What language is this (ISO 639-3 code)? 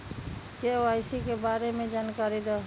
mag